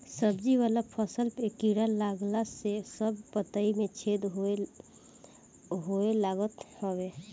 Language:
Bhojpuri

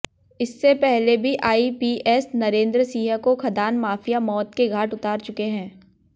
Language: Hindi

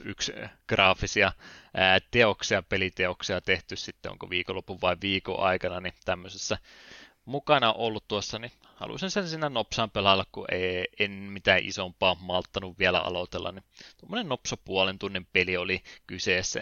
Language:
Finnish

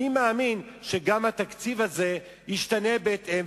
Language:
Hebrew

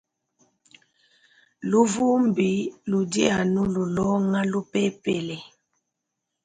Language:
Luba-Lulua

